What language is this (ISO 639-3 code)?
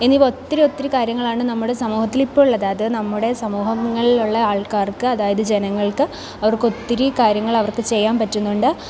mal